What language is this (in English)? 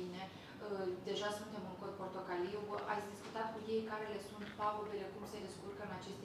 Romanian